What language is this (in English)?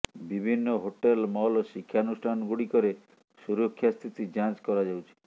Odia